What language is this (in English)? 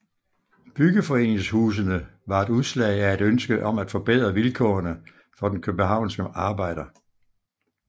Danish